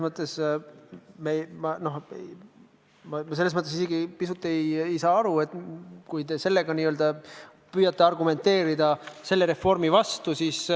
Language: Estonian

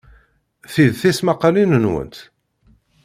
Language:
Kabyle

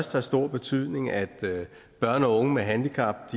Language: Danish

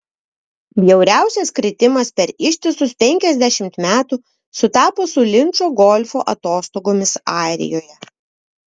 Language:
Lithuanian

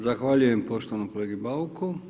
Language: Croatian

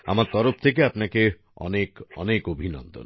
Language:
Bangla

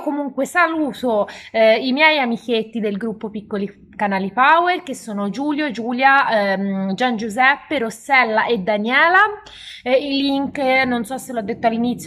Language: Italian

